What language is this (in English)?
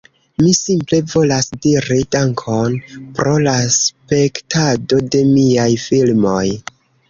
Esperanto